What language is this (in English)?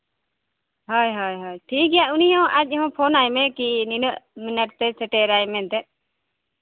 Santali